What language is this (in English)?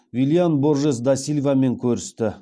Kazakh